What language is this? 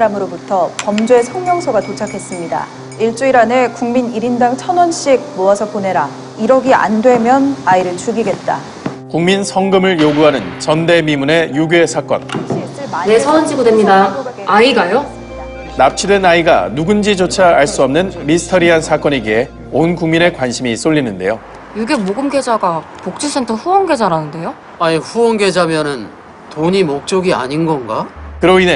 Korean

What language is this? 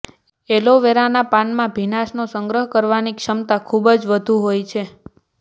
Gujarati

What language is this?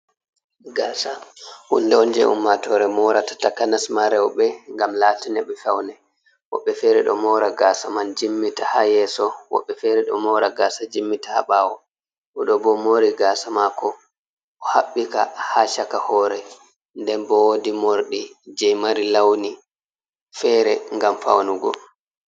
Fula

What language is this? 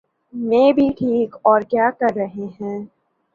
Urdu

